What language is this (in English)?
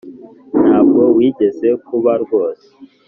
Kinyarwanda